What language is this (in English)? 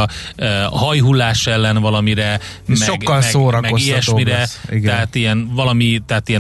Hungarian